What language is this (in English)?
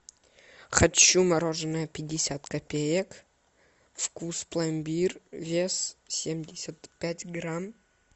Russian